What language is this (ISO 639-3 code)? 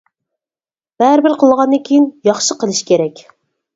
uig